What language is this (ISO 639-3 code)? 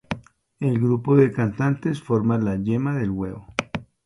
spa